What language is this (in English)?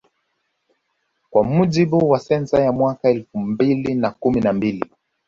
Swahili